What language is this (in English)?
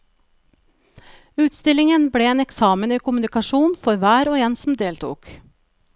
Norwegian